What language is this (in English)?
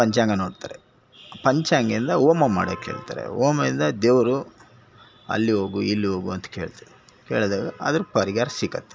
Kannada